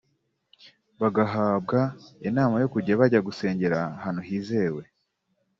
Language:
Kinyarwanda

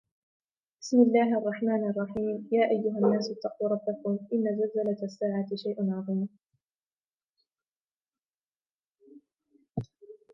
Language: Arabic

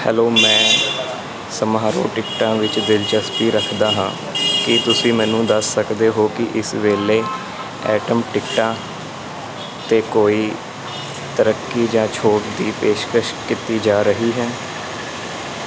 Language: Punjabi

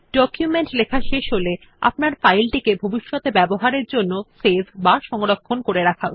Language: Bangla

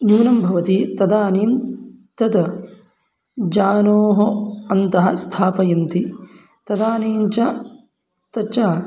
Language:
Sanskrit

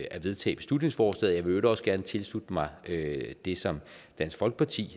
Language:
Danish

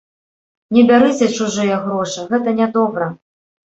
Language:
Belarusian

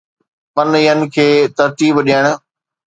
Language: Sindhi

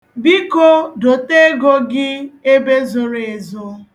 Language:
Igbo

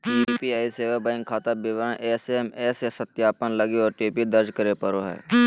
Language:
Magahi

